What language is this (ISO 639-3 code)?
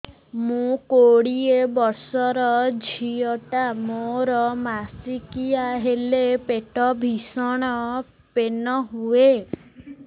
ori